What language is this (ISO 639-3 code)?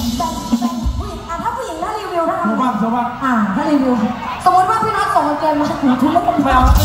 tha